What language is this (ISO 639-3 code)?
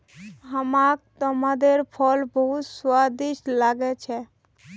mag